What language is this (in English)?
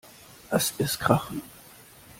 German